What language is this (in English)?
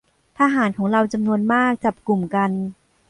Thai